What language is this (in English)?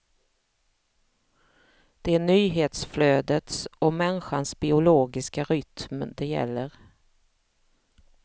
Swedish